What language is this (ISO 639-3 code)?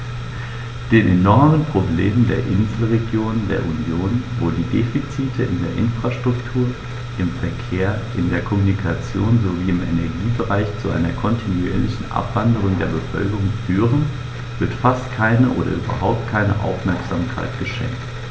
deu